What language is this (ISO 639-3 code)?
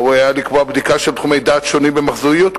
heb